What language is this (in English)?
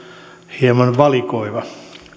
Finnish